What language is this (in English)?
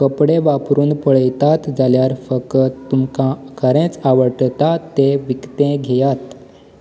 Konkani